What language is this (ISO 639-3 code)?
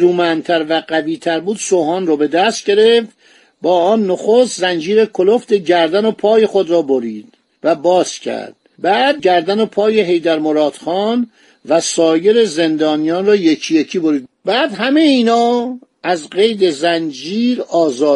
fas